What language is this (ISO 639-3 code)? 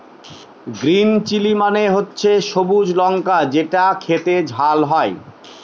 ben